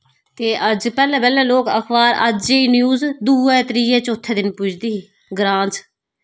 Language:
Dogri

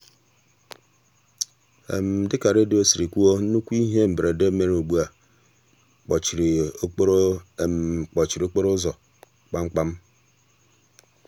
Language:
Igbo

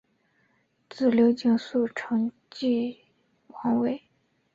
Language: Chinese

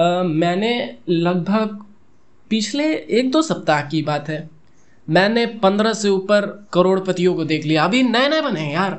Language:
Hindi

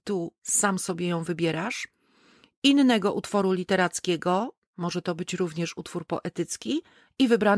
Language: Polish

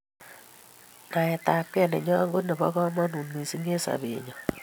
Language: Kalenjin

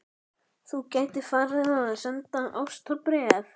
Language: Icelandic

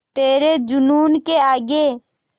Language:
Hindi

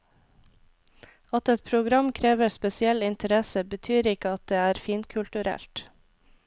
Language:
Norwegian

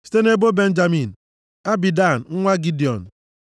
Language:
Igbo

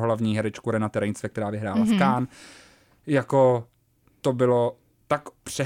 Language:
Czech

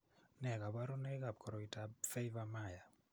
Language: Kalenjin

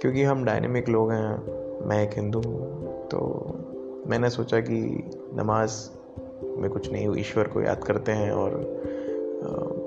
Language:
Hindi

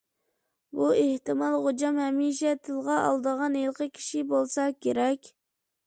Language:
Uyghur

